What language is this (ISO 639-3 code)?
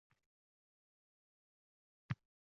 uzb